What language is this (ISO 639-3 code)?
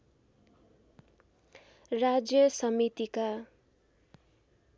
nep